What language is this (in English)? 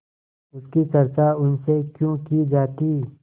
Hindi